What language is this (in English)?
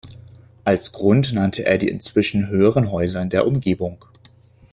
German